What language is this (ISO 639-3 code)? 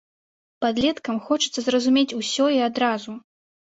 bel